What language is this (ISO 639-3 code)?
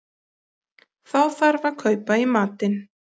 isl